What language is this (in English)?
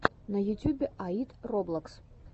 Russian